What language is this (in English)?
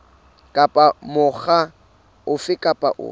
Southern Sotho